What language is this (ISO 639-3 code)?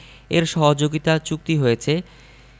ben